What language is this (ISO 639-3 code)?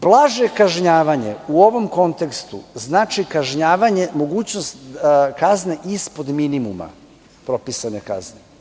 srp